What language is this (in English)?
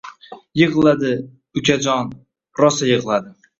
Uzbek